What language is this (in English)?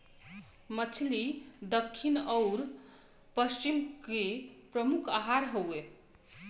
Bhojpuri